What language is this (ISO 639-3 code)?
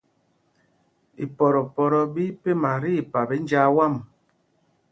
mgg